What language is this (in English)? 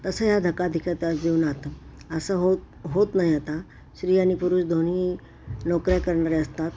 Marathi